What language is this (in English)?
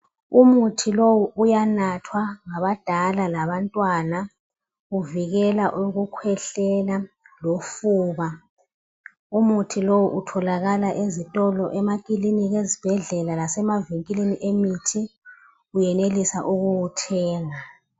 North Ndebele